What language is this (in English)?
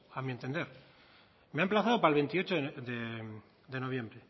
Spanish